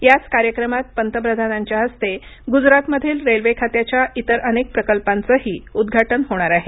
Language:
Marathi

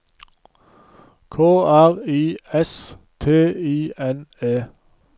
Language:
Norwegian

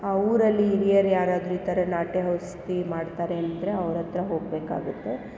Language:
Kannada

